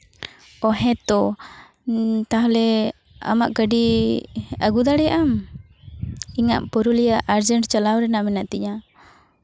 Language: Santali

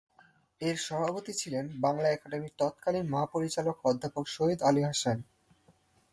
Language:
Bangla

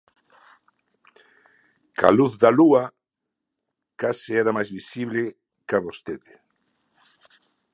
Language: Galician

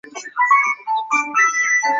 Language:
Chinese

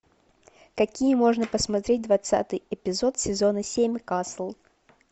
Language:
Russian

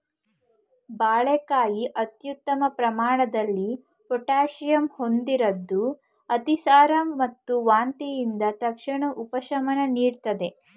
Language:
Kannada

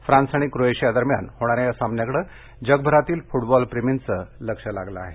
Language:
Marathi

